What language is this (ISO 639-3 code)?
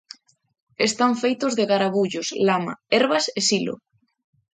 glg